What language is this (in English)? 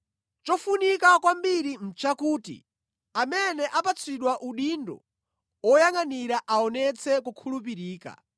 Nyanja